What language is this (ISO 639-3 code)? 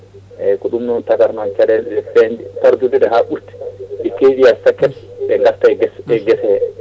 ful